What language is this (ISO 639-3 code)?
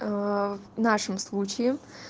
rus